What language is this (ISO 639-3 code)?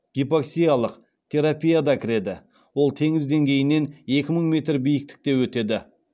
kaz